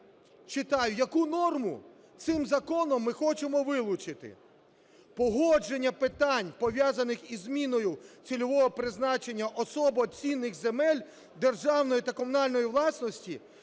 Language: Ukrainian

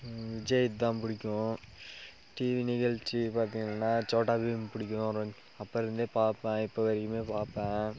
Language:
Tamil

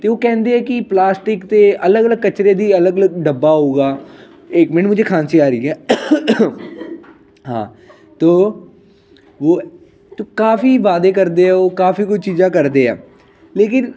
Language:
Punjabi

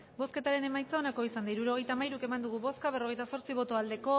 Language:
Basque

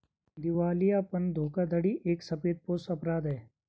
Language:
Hindi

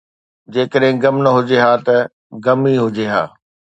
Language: Sindhi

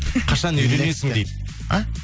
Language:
Kazakh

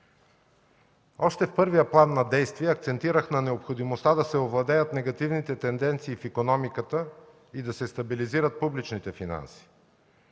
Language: Bulgarian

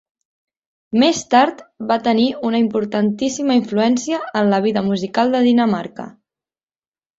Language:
Catalan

